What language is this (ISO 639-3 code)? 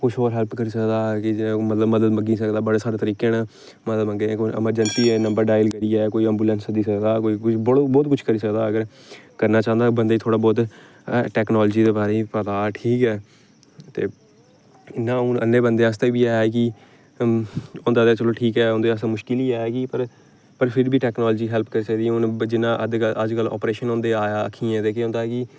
doi